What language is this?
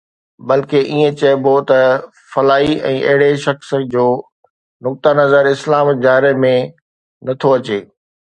Sindhi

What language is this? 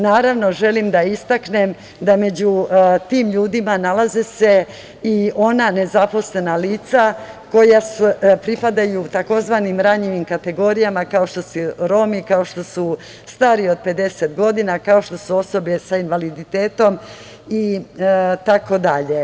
Serbian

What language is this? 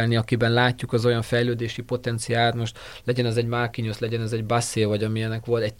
Hungarian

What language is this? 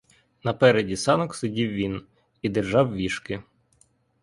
Ukrainian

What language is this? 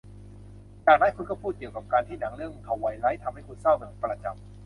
Thai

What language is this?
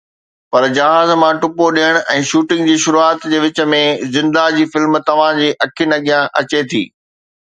Sindhi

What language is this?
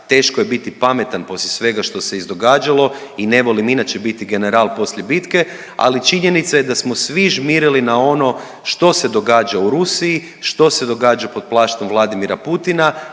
Croatian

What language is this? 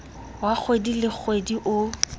Southern Sotho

